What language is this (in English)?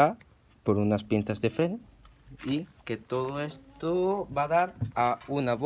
Spanish